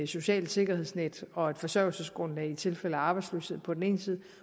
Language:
Danish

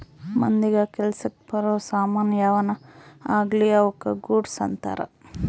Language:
Kannada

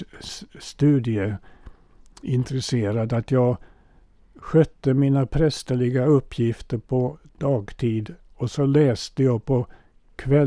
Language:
Swedish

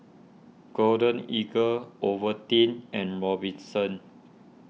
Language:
English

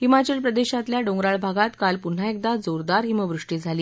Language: Marathi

